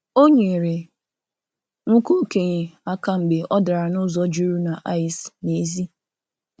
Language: Igbo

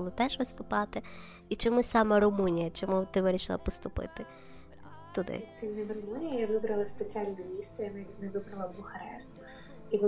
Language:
Ukrainian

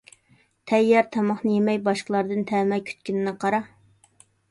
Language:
Uyghur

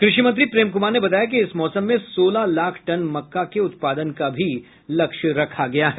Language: Hindi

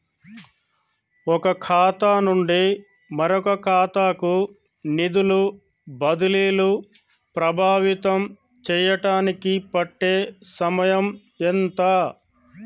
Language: Telugu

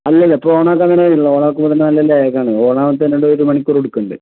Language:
Malayalam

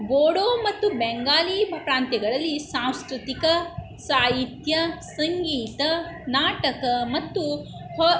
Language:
Kannada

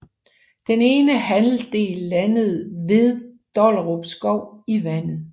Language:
Danish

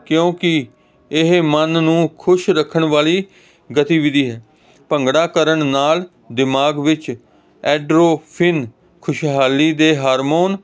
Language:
Punjabi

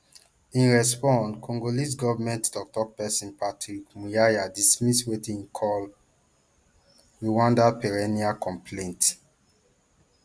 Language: Nigerian Pidgin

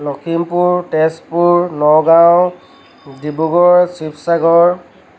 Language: Assamese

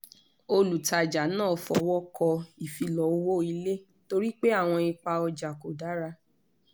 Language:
Yoruba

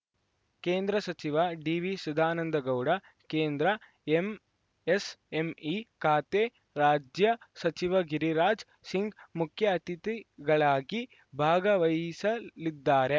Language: Kannada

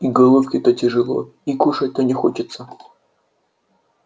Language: Russian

